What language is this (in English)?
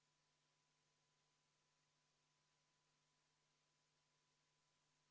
Estonian